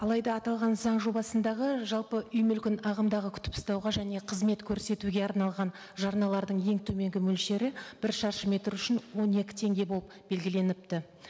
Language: Kazakh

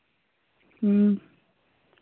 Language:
Santali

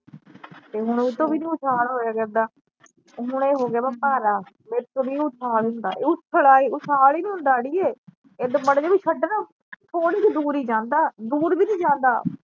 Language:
Punjabi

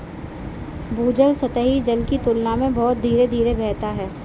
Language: Hindi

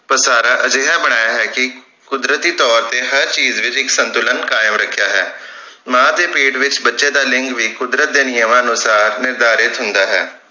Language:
Punjabi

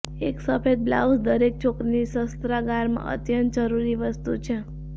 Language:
Gujarati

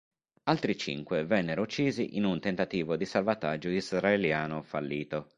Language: Italian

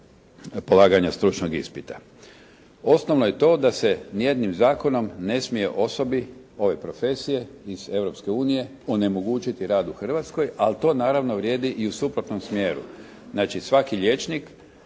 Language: Croatian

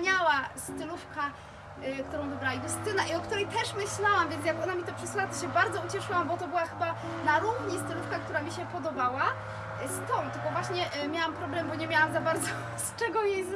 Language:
Polish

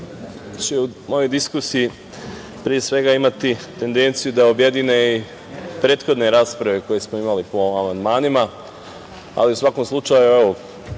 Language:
Serbian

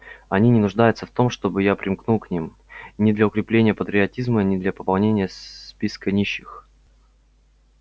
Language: Russian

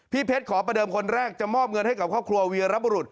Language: Thai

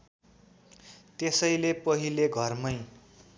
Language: Nepali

